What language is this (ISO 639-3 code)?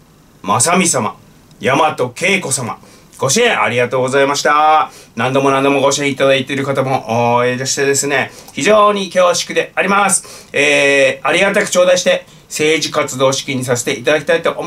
jpn